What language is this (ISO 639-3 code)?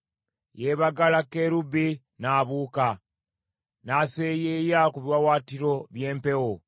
lug